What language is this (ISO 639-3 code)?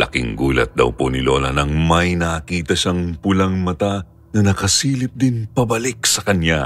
fil